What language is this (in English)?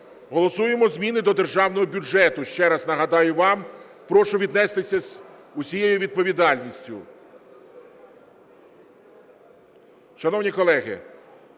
Ukrainian